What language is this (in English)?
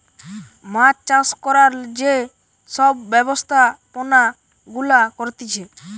Bangla